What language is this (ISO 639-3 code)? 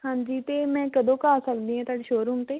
pan